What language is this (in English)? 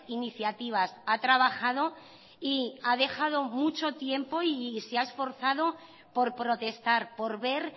Spanish